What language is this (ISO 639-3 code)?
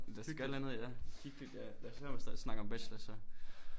dan